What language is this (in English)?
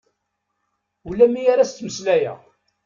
Kabyle